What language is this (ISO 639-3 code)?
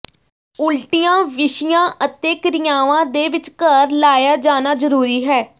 pan